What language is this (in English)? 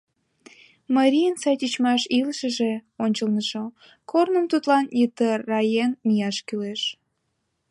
Mari